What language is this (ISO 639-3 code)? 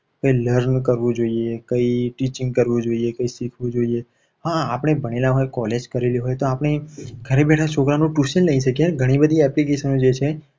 guj